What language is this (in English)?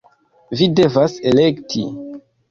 Esperanto